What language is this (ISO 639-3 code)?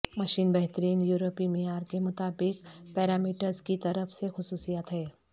urd